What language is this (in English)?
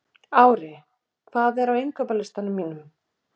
Icelandic